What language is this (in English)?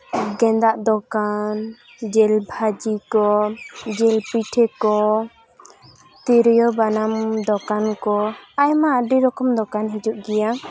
Santali